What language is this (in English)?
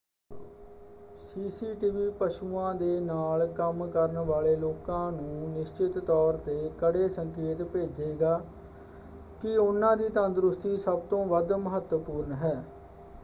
Punjabi